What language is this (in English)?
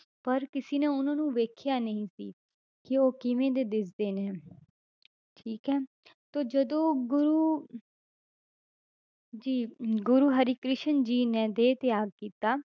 Punjabi